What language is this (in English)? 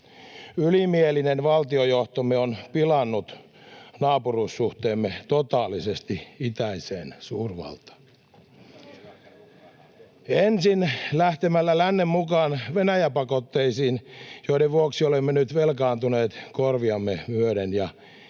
Finnish